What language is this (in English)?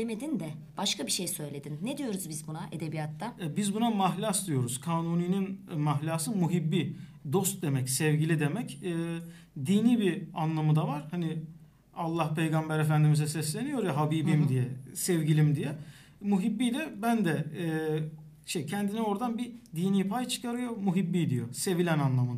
Turkish